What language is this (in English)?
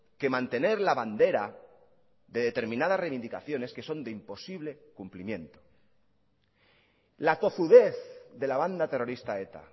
Spanish